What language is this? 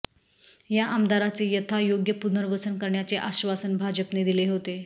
Marathi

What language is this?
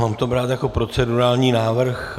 Czech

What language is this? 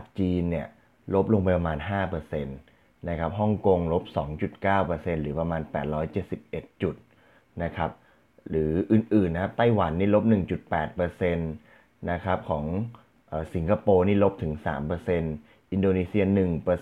Thai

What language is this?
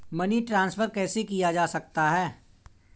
Hindi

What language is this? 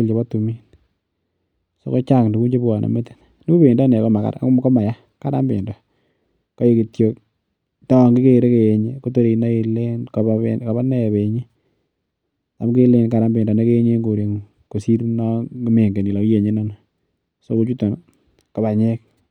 Kalenjin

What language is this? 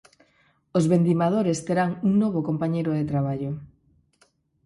Galician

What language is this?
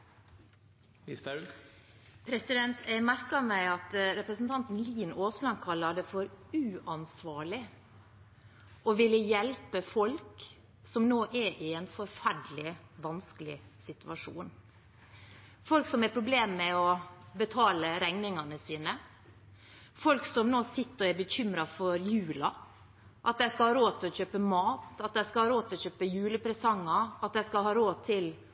Norwegian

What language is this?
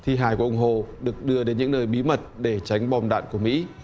Vietnamese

